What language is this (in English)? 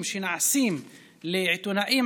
Hebrew